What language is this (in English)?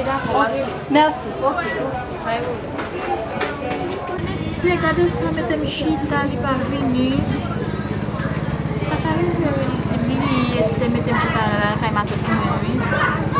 French